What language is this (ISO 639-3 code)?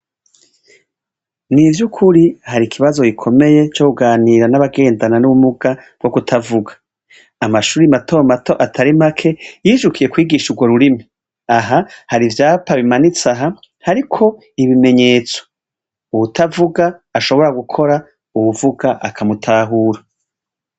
run